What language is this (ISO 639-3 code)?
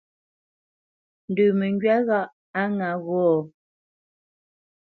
bce